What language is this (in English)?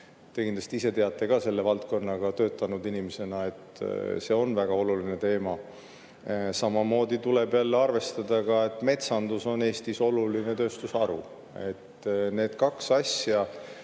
Estonian